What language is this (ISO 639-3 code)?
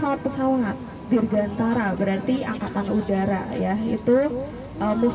ind